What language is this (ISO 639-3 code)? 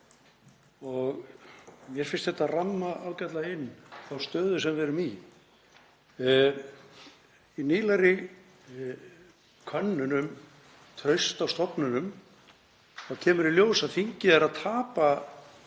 isl